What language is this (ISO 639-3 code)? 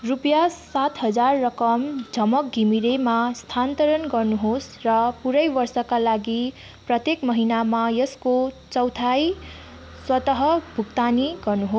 nep